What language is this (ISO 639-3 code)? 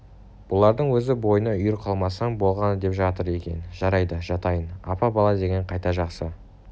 kaz